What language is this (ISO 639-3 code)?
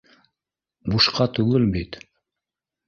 bak